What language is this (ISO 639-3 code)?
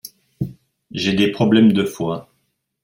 fra